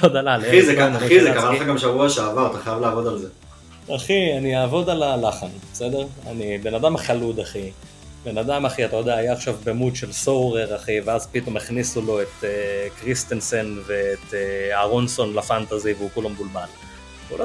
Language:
Hebrew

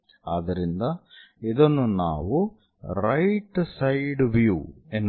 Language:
Kannada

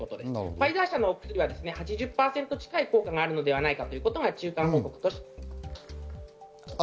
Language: Japanese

